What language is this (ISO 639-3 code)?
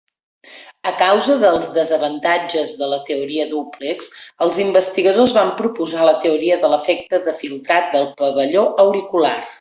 cat